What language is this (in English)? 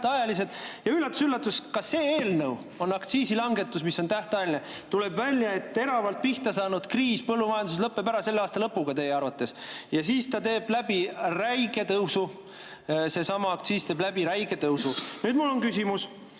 Estonian